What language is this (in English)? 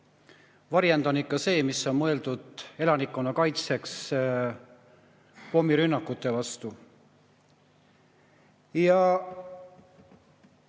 Estonian